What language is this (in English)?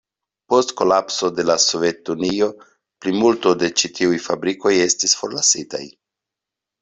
Esperanto